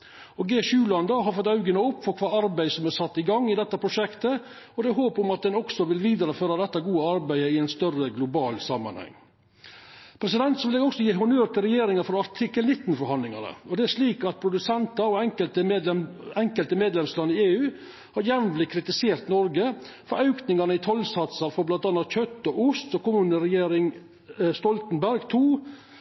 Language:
Norwegian Nynorsk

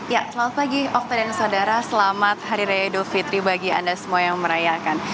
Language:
Indonesian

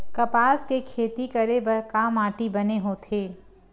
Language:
Chhattisgarhi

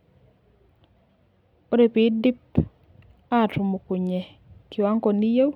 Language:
Masai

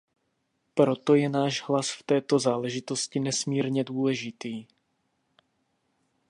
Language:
Czech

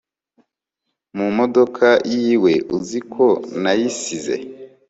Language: Kinyarwanda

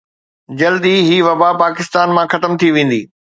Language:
Sindhi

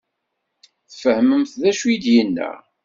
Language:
Kabyle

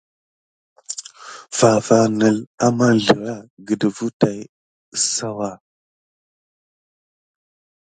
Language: Gidar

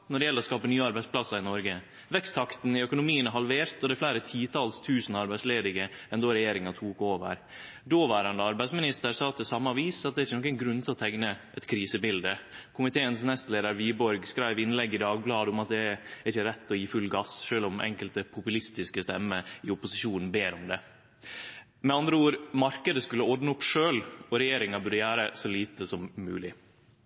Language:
Norwegian Nynorsk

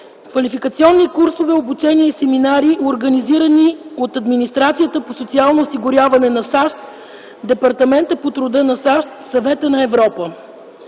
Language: Bulgarian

